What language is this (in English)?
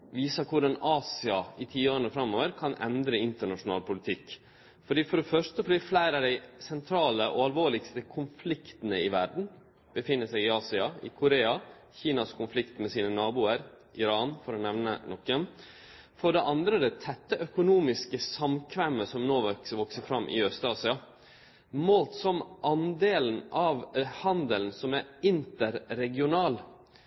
Norwegian Nynorsk